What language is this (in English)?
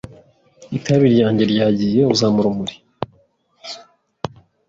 Kinyarwanda